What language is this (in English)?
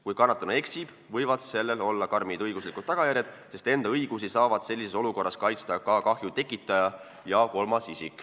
Estonian